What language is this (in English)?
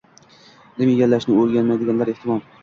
Uzbek